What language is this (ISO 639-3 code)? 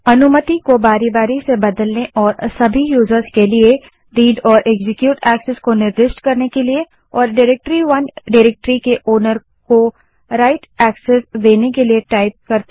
hin